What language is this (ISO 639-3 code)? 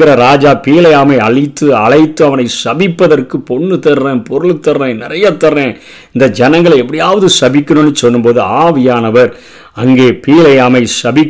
tam